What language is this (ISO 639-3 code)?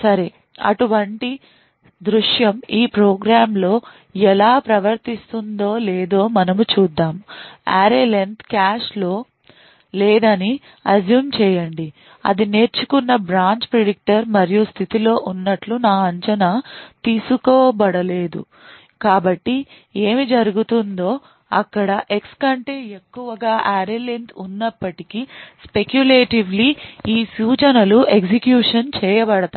tel